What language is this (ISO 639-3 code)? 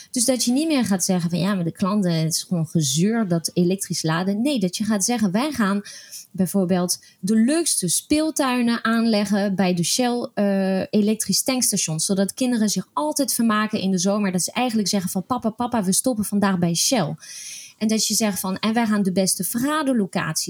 nld